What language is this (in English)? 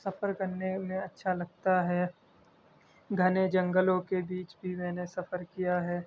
Urdu